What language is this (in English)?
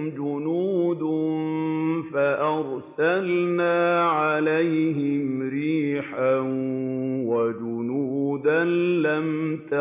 Arabic